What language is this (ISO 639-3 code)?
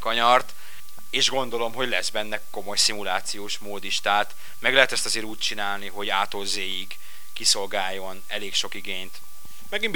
hun